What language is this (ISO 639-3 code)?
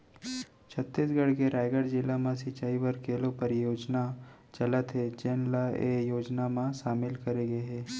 hne